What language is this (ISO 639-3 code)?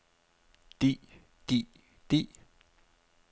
dan